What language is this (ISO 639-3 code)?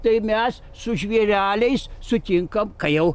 lit